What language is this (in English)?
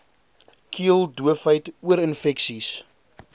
Afrikaans